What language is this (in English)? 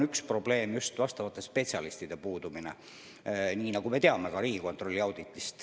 Estonian